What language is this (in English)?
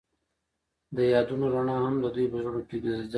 Pashto